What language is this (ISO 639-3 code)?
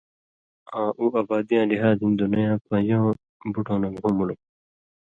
mvy